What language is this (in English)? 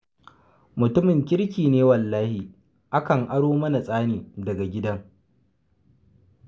Hausa